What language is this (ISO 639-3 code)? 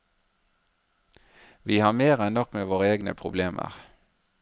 nor